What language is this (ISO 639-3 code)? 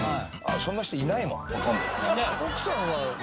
jpn